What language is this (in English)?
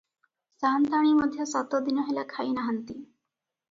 Odia